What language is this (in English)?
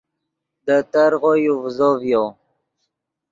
Yidgha